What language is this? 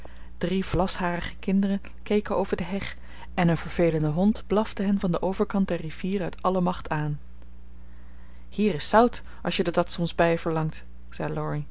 Dutch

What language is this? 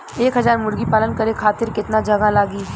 Bhojpuri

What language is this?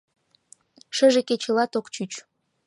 Mari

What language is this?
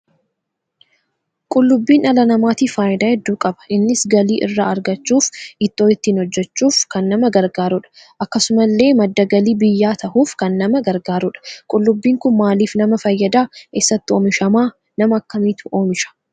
Oromo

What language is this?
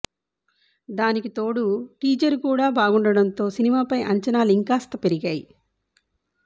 Telugu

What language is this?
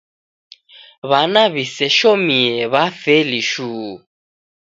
Taita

